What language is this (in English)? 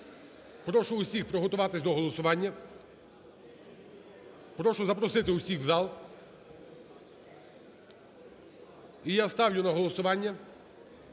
Ukrainian